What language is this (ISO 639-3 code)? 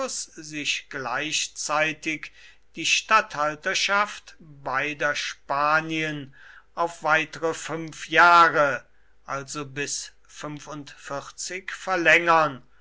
deu